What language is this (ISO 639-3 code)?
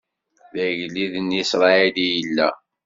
kab